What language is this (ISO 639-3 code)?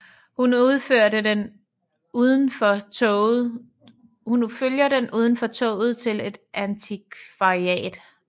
dan